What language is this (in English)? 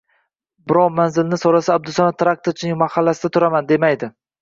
Uzbek